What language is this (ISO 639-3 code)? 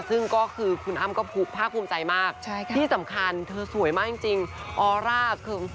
tha